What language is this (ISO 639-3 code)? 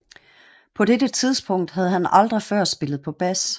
dan